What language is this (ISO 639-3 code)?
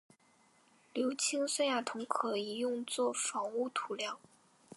zho